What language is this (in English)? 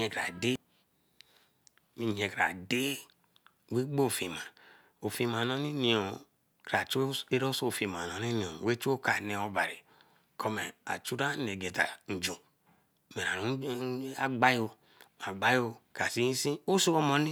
Eleme